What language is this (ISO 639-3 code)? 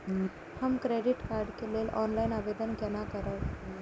mai